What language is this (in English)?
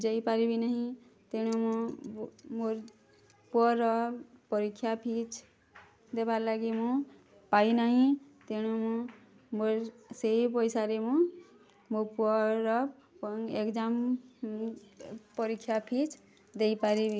Odia